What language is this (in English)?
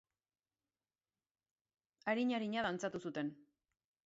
Basque